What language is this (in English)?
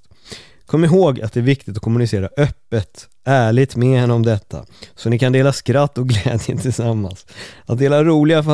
Swedish